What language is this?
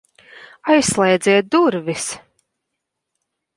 Latvian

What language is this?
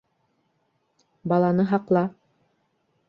Bashkir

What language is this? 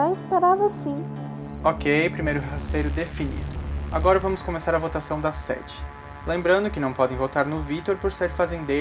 Portuguese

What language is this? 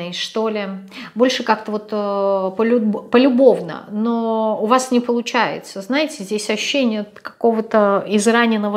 Russian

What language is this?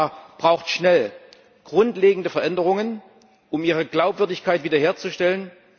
German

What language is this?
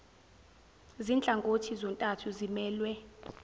Zulu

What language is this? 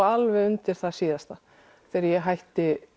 Icelandic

